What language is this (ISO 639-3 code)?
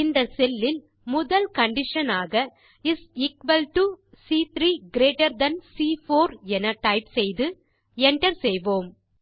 tam